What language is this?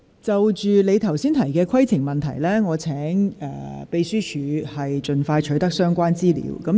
Cantonese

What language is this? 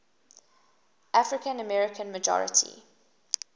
English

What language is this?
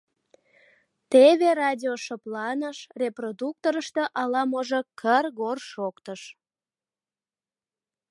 Mari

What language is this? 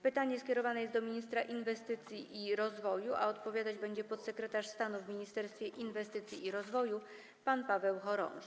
Polish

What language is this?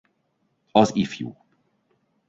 Hungarian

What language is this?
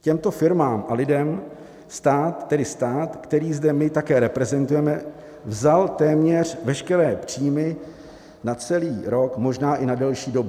Czech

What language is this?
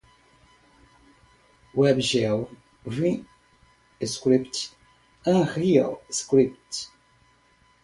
Portuguese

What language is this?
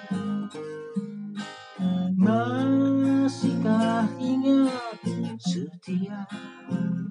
Amharic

